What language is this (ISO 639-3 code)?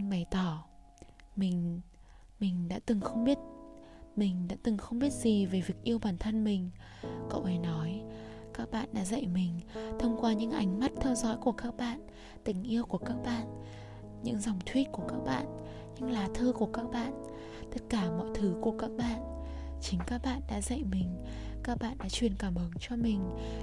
vie